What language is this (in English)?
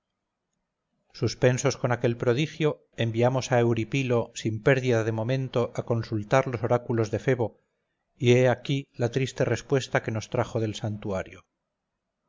Spanish